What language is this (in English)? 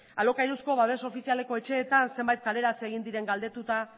Basque